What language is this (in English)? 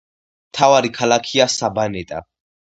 Georgian